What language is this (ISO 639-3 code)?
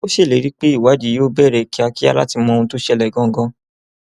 yor